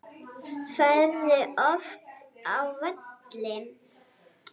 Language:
Icelandic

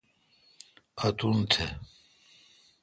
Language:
Kalkoti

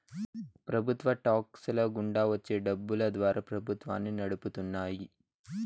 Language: Telugu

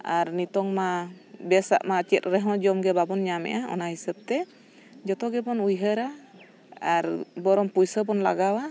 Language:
Santali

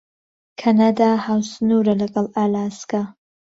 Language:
Central Kurdish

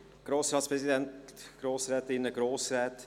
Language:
Swiss German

